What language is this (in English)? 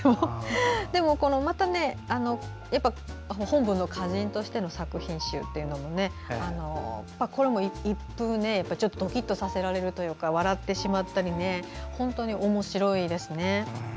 Japanese